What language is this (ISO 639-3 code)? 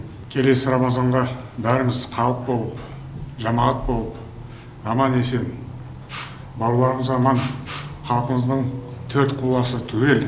kaz